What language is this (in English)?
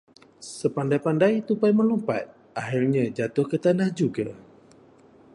Malay